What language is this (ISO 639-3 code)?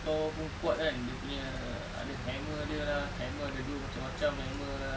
eng